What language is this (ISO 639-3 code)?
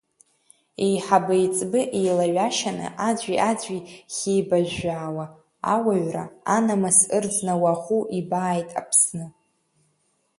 abk